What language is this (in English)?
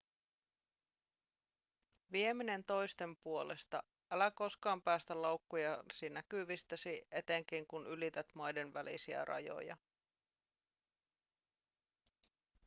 Finnish